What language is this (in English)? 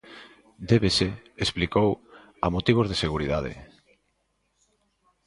Galician